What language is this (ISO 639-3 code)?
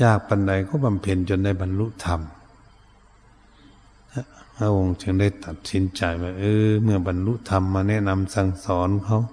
tha